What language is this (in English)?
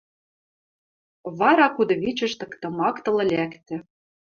Western Mari